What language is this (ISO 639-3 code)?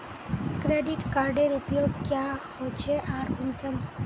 mag